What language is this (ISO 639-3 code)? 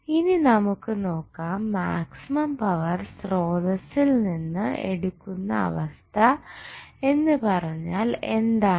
mal